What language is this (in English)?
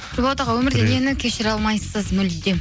Kazakh